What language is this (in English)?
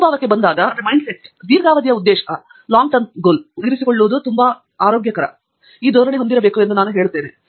Kannada